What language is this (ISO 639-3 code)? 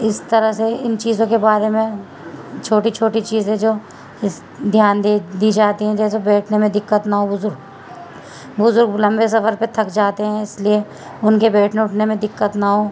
urd